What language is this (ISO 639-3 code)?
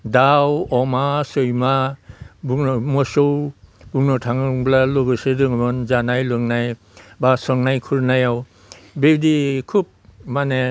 brx